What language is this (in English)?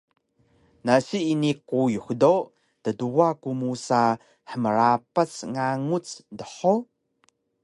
Taroko